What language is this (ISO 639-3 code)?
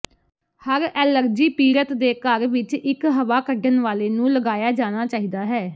pan